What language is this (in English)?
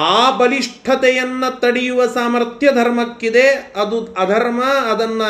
Kannada